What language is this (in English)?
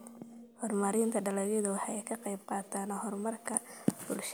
Somali